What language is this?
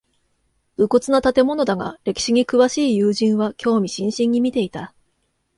Japanese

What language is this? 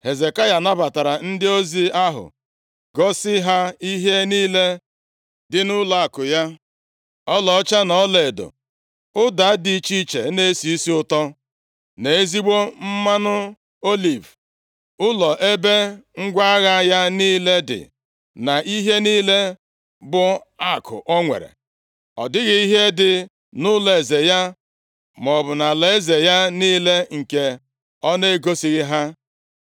Igbo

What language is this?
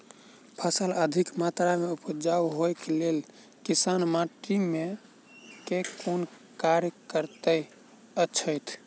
Maithili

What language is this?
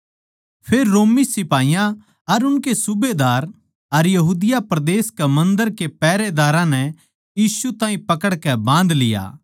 Haryanvi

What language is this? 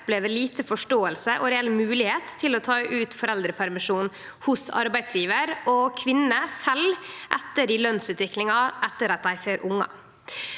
Norwegian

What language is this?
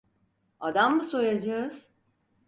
Turkish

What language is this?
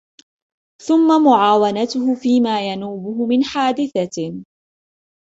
Arabic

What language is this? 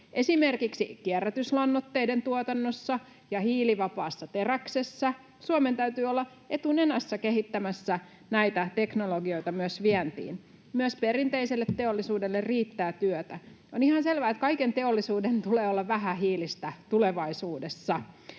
Finnish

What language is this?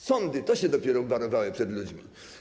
Polish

